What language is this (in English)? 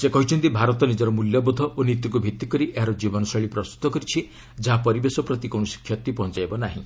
Odia